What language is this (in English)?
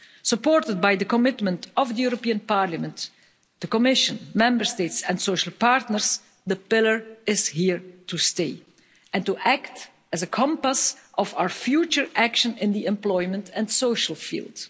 English